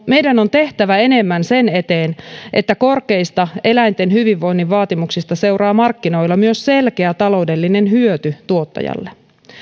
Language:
Finnish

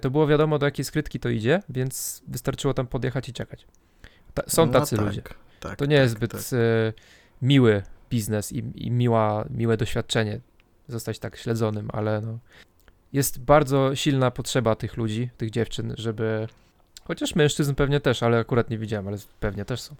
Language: Polish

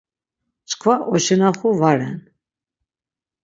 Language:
Laz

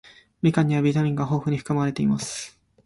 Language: Japanese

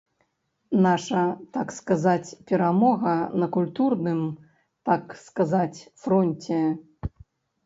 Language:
Belarusian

